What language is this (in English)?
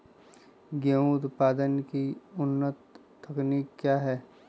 Magahi